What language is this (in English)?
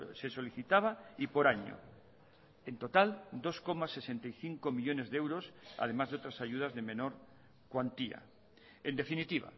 Spanish